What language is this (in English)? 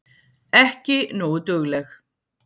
Icelandic